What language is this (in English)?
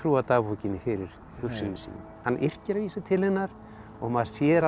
Icelandic